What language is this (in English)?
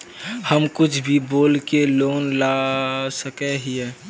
Magahi